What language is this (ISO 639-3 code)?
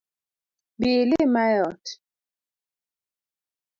luo